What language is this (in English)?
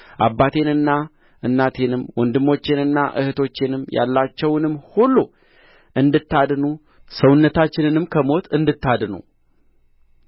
Amharic